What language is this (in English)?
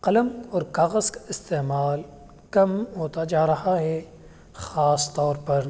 Urdu